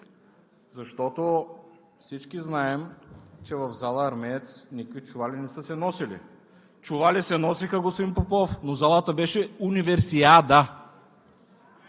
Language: Bulgarian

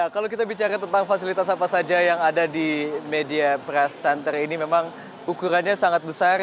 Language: Indonesian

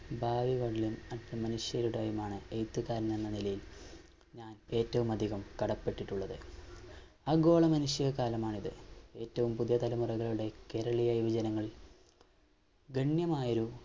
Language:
Malayalam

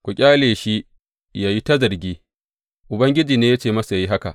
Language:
Hausa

